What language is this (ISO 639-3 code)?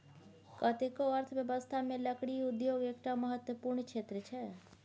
mai